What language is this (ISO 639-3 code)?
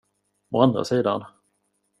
swe